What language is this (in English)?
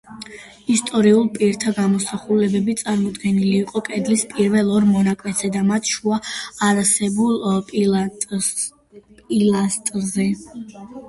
Georgian